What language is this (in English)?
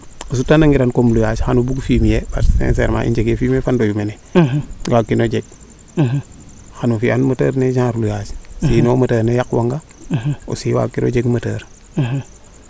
Serer